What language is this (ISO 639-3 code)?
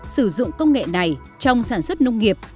vie